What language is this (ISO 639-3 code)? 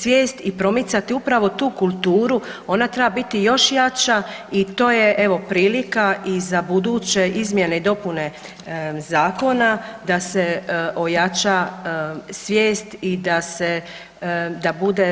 hrv